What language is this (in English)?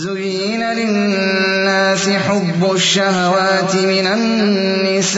Urdu